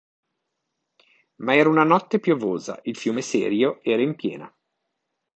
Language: Italian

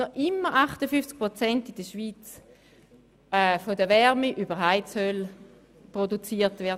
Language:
Swiss German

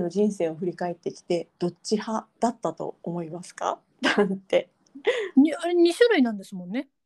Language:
Japanese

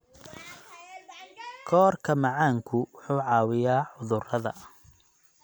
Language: Somali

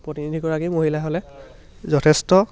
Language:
Assamese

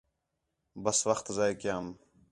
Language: Khetrani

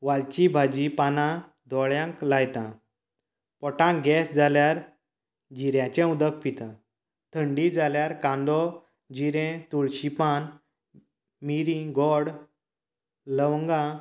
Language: Konkani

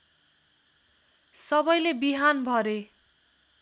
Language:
Nepali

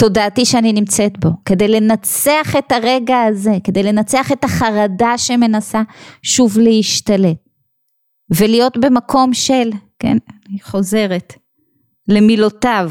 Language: Hebrew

